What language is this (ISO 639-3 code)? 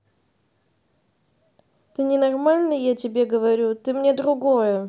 rus